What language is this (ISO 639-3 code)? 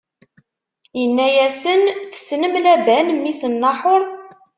kab